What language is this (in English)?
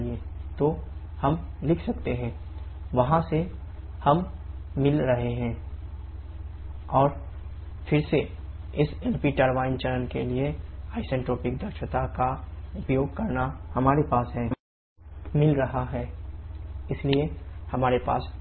Hindi